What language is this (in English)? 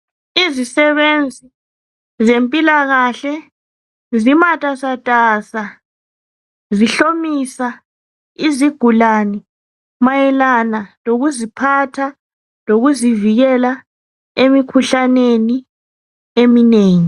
North Ndebele